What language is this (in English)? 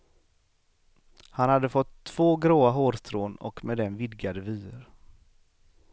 Swedish